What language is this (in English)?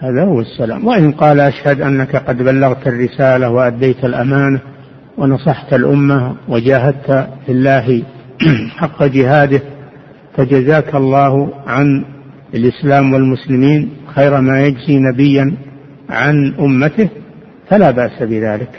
Arabic